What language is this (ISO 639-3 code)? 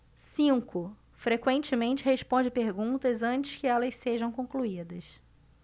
por